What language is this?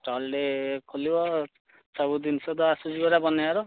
Odia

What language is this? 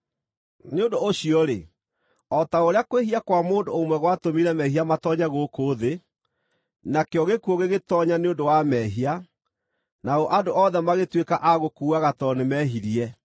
Kikuyu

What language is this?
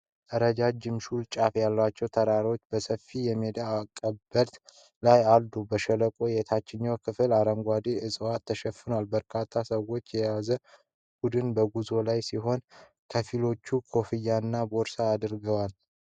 Amharic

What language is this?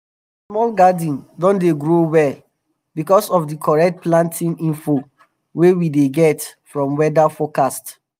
Nigerian Pidgin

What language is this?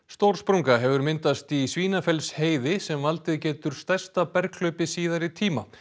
Icelandic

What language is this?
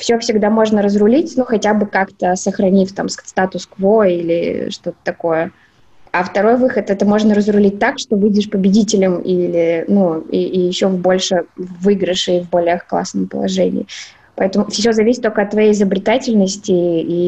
Russian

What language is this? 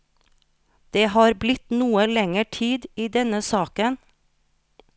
Norwegian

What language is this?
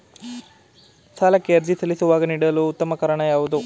Kannada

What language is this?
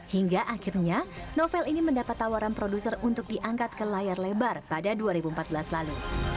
Indonesian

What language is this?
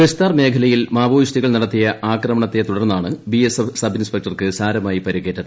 Malayalam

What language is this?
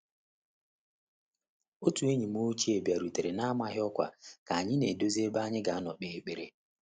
Igbo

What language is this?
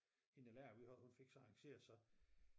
Danish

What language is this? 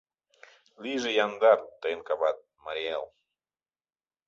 Mari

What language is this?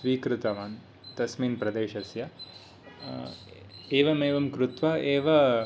Sanskrit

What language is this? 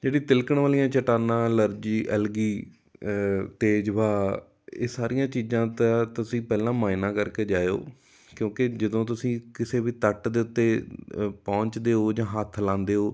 Punjabi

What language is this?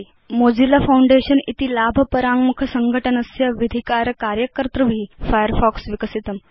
Sanskrit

